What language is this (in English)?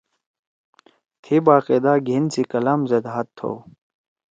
Torwali